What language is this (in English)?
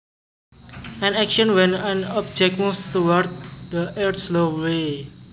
Javanese